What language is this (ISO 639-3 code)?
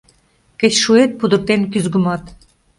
chm